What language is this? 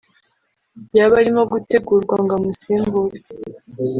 Kinyarwanda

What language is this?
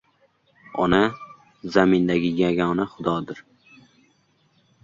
Uzbek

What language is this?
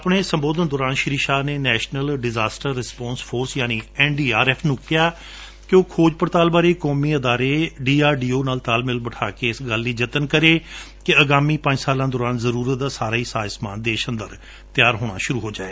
Punjabi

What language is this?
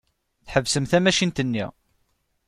Kabyle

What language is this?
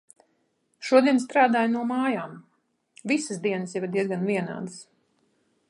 Latvian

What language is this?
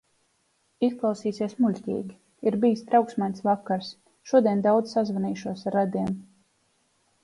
Latvian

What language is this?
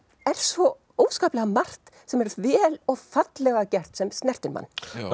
Icelandic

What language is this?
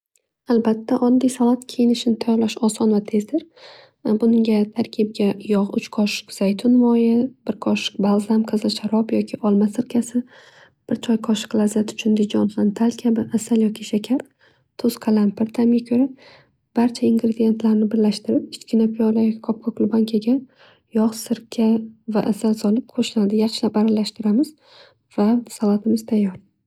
Uzbek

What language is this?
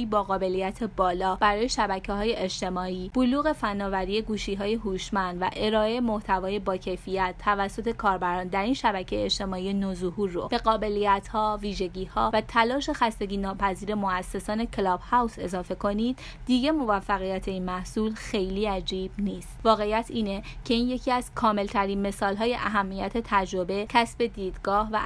Persian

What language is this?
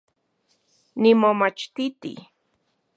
Central Puebla Nahuatl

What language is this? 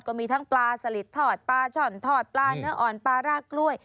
Thai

